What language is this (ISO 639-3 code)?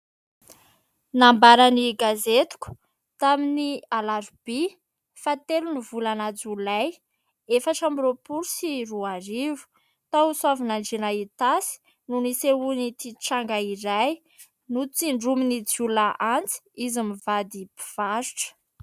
mlg